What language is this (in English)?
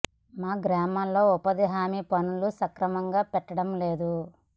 Telugu